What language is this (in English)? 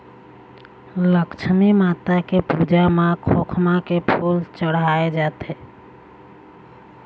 Chhattisgarhi